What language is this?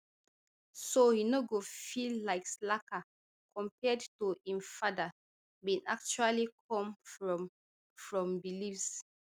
Nigerian Pidgin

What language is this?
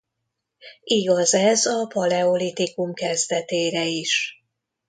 Hungarian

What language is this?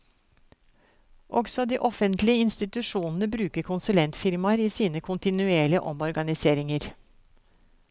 Norwegian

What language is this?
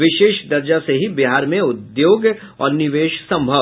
Hindi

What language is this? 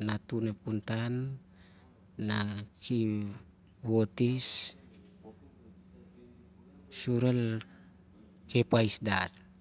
Siar-Lak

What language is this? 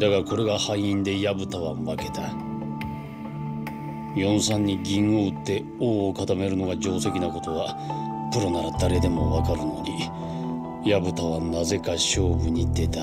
Japanese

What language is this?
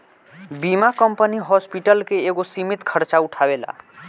Bhojpuri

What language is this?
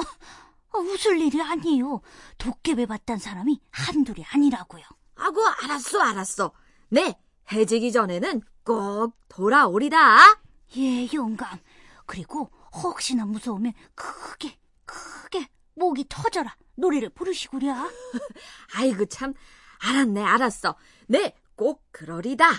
Korean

